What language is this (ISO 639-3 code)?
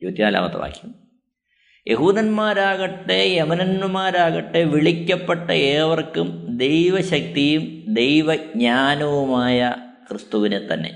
mal